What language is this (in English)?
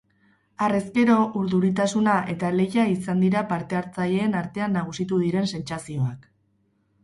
Basque